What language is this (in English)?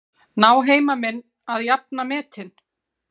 Icelandic